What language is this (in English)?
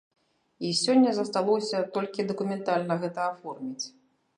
Belarusian